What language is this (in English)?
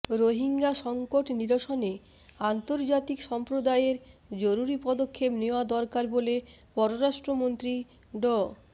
Bangla